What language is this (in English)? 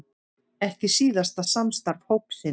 Icelandic